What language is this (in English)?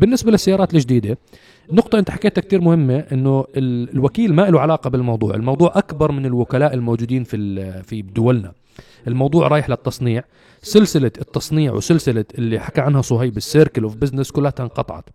Arabic